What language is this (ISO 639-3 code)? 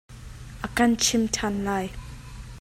cnh